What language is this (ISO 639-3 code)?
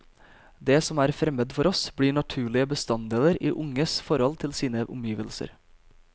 nor